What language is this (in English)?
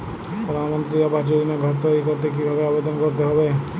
Bangla